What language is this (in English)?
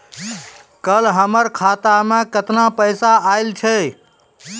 Maithili